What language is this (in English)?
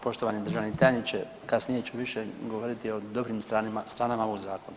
Croatian